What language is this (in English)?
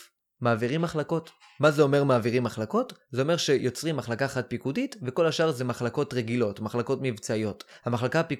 Hebrew